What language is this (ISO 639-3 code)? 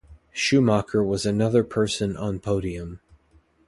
eng